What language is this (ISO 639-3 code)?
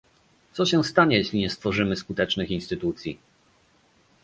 pol